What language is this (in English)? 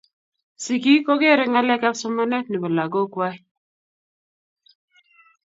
Kalenjin